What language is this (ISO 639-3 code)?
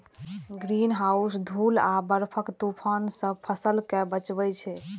mai